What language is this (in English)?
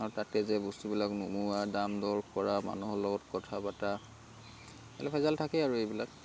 Assamese